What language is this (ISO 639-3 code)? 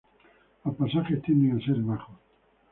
spa